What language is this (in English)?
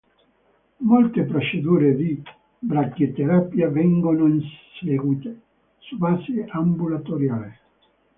Italian